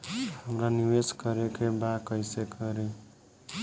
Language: Bhojpuri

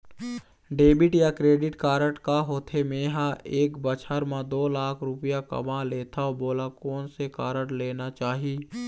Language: Chhattisgarhi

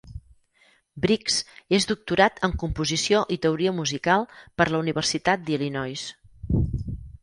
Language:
Catalan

